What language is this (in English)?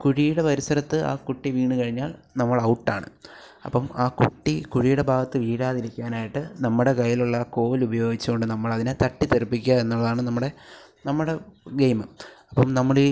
Malayalam